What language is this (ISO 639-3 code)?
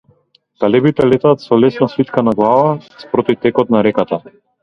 mkd